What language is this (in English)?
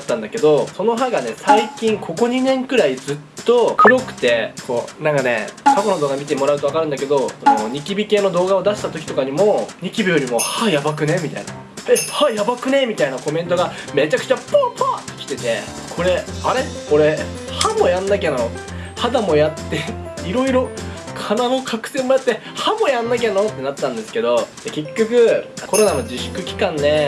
Japanese